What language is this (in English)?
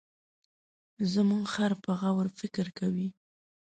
Pashto